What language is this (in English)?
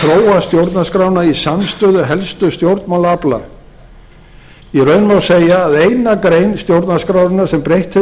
Icelandic